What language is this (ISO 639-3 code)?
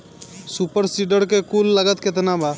bho